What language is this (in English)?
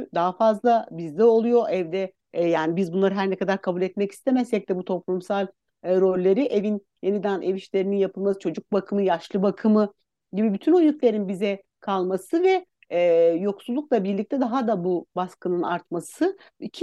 Turkish